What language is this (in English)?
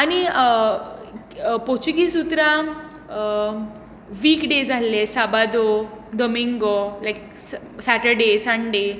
Konkani